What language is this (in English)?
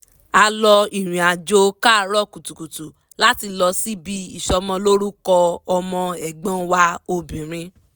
Yoruba